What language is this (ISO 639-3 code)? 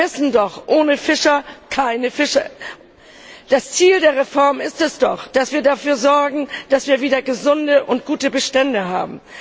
deu